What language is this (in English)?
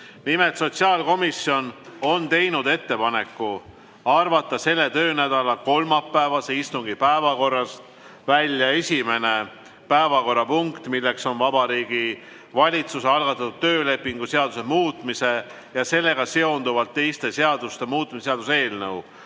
Estonian